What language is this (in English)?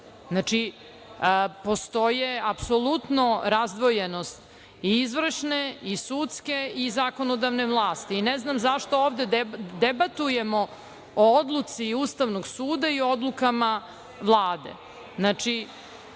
Serbian